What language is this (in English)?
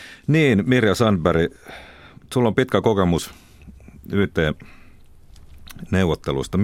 Finnish